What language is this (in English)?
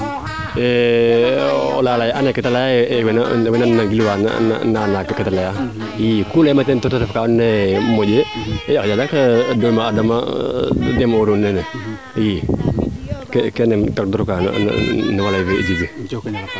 Serer